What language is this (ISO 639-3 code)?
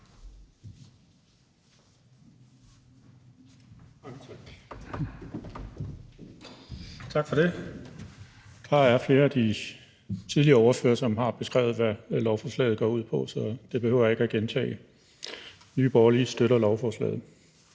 dan